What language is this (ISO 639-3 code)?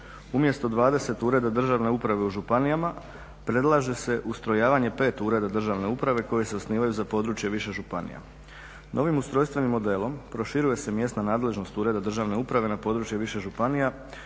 hrv